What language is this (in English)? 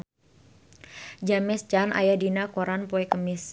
Sundanese